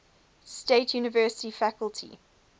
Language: English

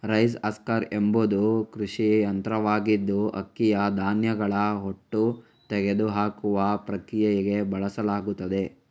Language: Kannada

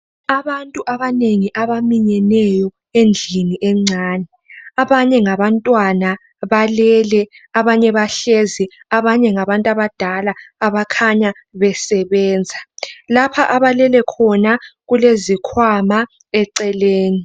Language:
North Ndebele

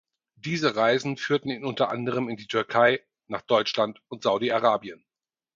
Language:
German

